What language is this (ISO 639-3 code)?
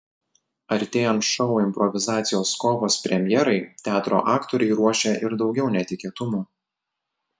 lit